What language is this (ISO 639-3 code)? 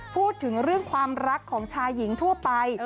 tha